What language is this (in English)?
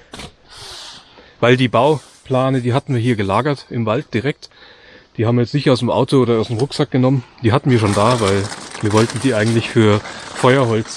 German